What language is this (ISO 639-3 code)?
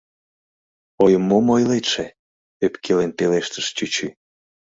chm